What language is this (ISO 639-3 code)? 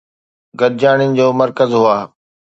snd